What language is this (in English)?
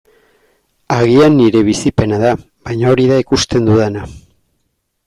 Basque